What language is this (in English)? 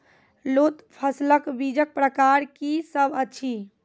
Maithili